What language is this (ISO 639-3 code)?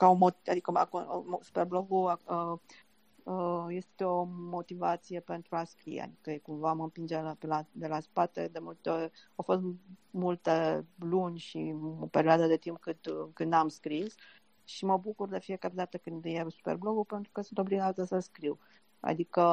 ron